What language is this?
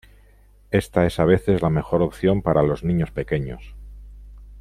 Spanish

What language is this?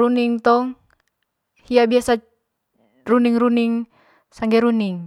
Manggarai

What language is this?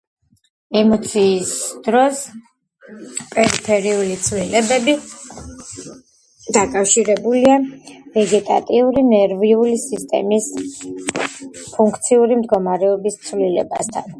Georgian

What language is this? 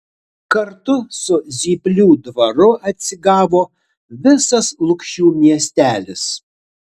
Lithuanian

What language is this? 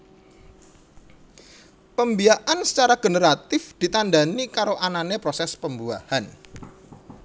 Javanese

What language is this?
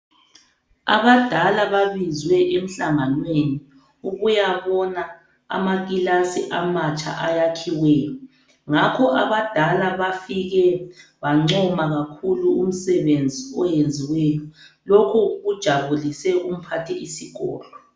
North Ndebele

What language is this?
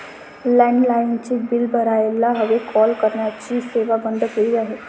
Marathi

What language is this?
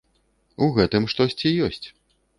Belarusian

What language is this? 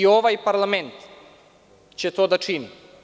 Serbian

